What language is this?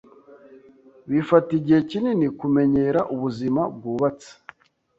Kinyarwanda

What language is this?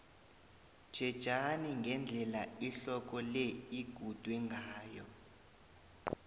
South Ndebele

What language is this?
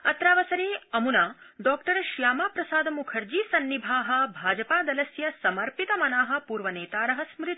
Sanskrit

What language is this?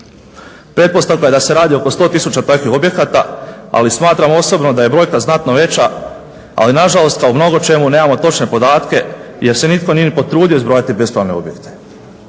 Croatian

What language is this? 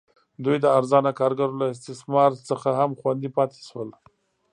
Pashto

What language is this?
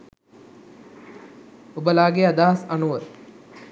Sinhala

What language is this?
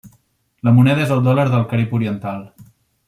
Catalan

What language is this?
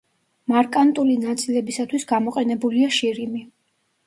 Georgian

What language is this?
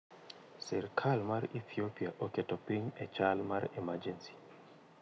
Luo (Kenya and Tanzania)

